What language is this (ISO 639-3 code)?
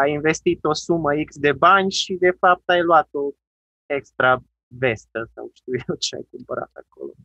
ron